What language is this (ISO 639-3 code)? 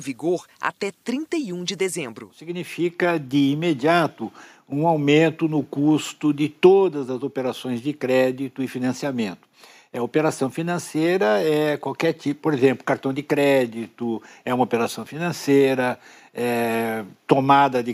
por